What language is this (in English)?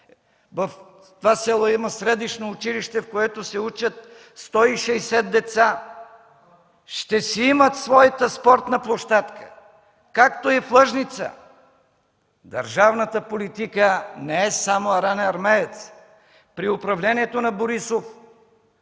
Bulgarian